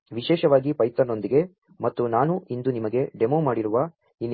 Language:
Kannada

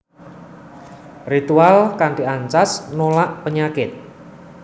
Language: Javanese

